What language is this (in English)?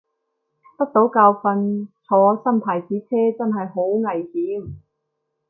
Cantonese